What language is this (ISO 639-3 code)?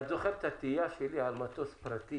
heb